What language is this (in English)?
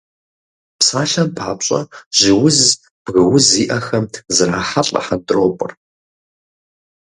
Kabardian